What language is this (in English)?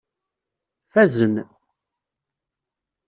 Kabyle